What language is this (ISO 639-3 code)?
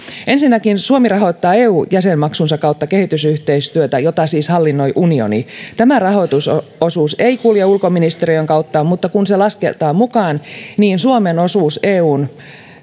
fin